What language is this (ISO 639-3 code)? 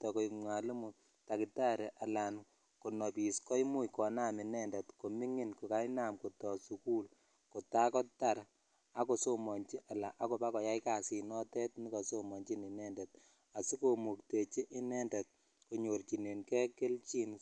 kln